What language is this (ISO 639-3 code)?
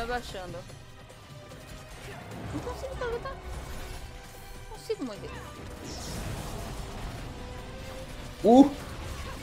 por